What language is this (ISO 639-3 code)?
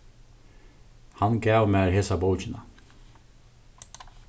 fao